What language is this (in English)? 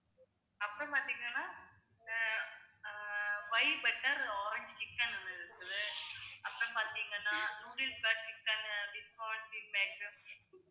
Tamil